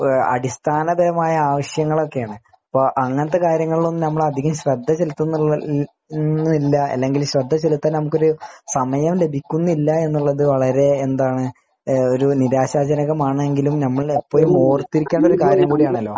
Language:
Malayalam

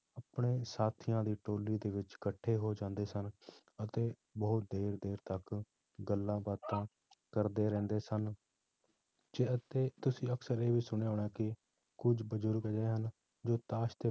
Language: Punjabi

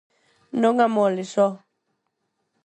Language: Galician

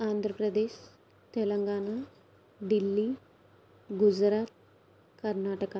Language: Telugu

